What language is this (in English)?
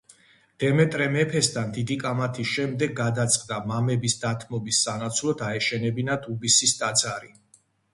Georgian